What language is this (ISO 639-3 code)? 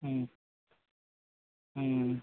tam